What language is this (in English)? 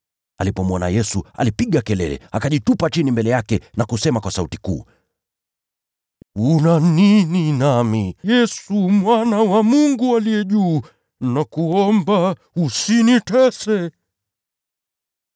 Swahili